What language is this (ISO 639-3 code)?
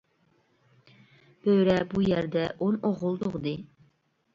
uig